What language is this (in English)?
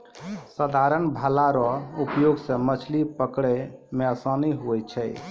Maithili